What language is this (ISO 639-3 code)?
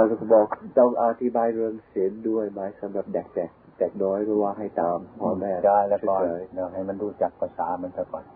tha